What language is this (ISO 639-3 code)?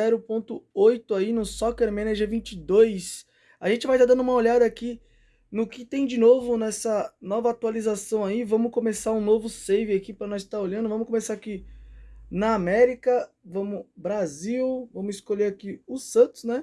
por